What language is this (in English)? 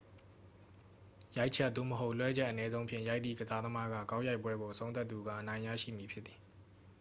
Burmese